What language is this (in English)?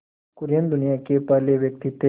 Hindi